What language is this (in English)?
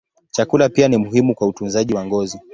Swahili